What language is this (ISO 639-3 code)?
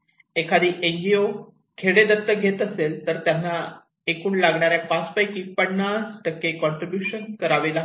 mar